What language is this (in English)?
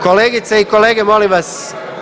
Croatian